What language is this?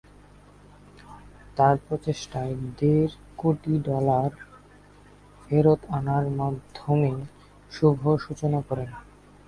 Bangla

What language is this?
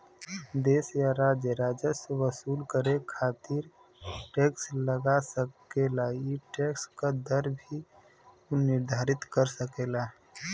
Bhojpuri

